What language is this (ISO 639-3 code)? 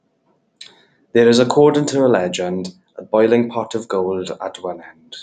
eng